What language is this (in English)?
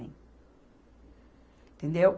Portuguese